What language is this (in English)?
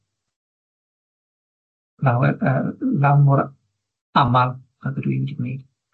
Welsh